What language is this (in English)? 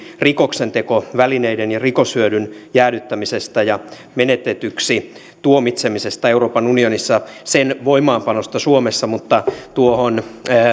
Finnish